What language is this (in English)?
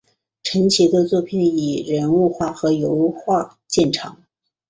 Chinese